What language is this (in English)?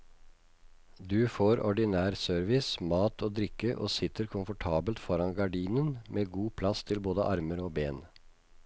Norwegian